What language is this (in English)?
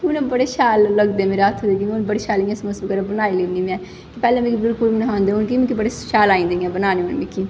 Dogri